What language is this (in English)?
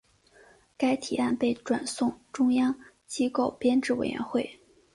Chinese